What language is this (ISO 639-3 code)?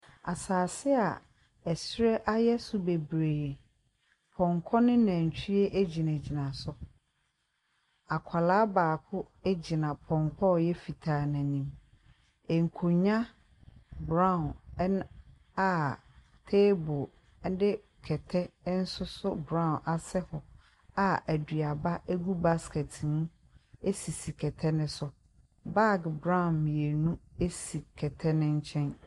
aka